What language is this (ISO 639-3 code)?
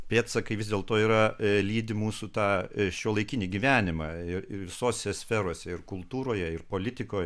lit